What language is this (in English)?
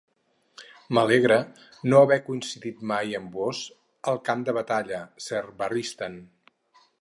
Catalan